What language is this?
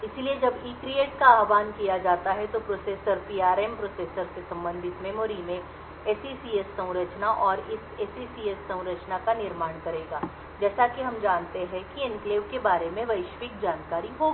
Hindi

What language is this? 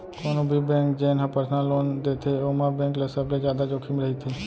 Chhattisgarhi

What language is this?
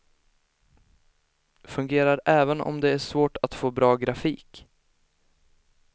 Swedish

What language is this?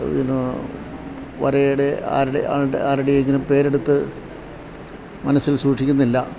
Malayalam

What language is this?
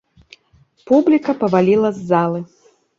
Belarusian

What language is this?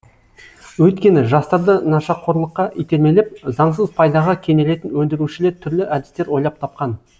Kazakh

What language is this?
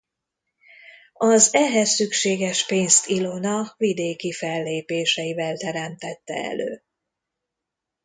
Hungarian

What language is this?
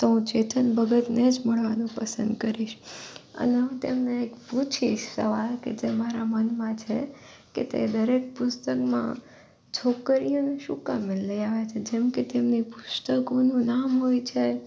Gujarati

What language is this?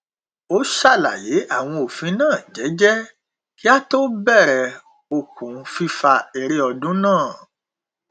Yoruba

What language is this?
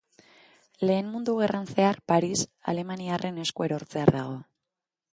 Basque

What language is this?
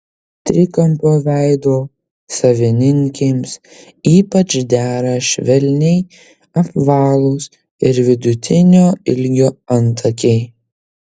Lithuanian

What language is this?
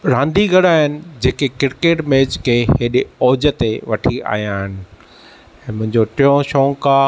Sindhi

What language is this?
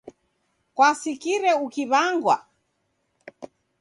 Taita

